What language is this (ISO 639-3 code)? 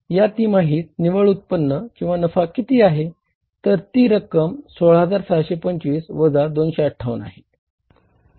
mar